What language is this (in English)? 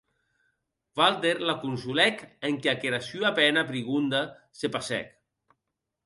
Occitan